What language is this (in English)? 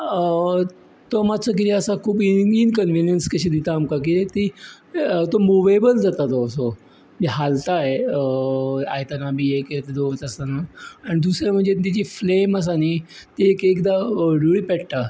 Konkani